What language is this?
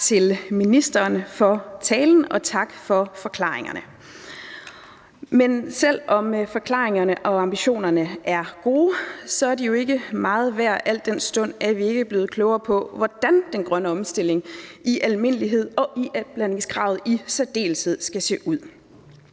Danish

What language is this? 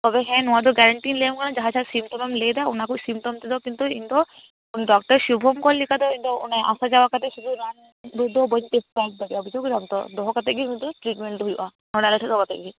Santali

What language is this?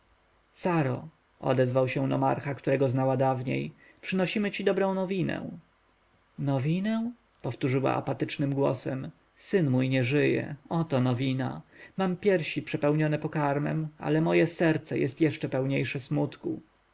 Polish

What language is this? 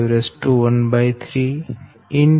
Gujarati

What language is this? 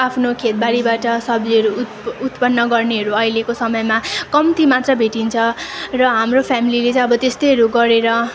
Nepali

